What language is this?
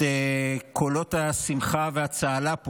Hebrew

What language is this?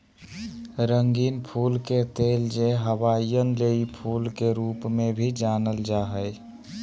Magahi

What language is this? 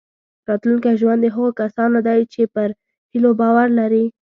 Pashto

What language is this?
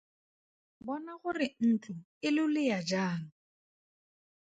Tswana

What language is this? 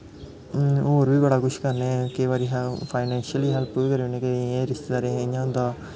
Dogri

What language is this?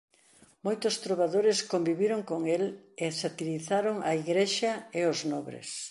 Galician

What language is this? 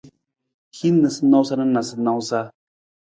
Nawdm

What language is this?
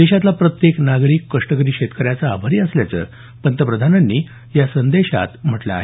Marathi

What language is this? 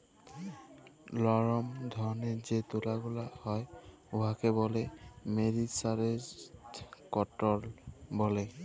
Bangla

